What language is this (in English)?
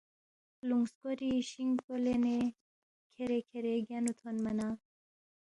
Balti